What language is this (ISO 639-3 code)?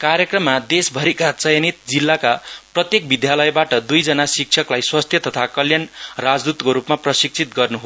nep